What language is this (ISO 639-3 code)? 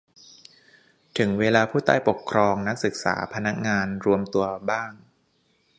tha